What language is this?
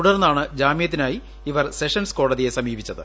Malayalam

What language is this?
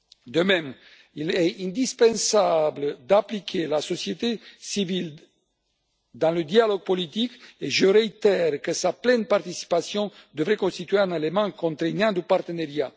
French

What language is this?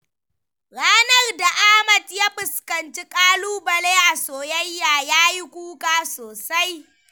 Hausa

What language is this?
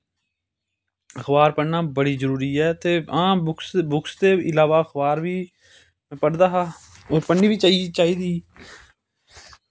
Dogri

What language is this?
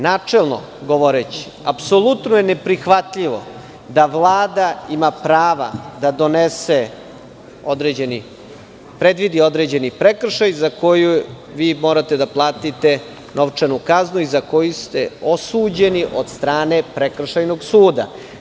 Serbian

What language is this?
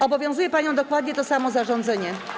Polish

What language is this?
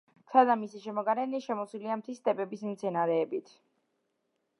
Georgian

